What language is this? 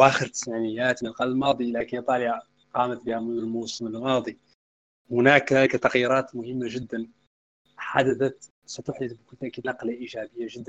Arabic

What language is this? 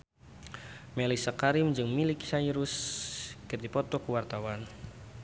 Sundanese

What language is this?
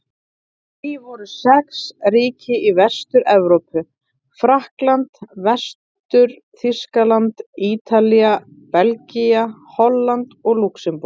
Icelandic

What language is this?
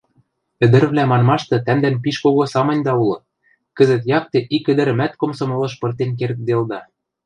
Western Mari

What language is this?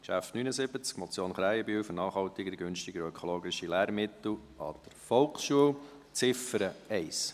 Swiss German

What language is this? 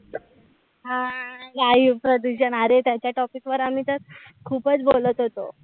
Marathi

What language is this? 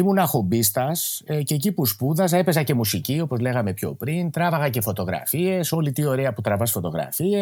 Greek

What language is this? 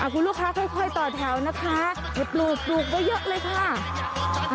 Thai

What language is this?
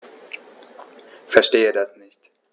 German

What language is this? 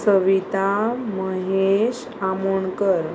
Konkani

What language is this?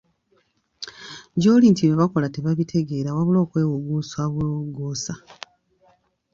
Ganda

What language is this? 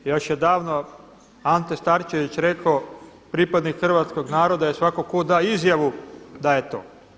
Croatian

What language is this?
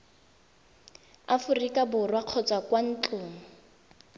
Tswana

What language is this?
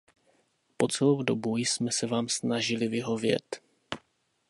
Czech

